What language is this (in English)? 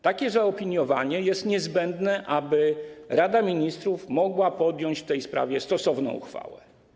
Polish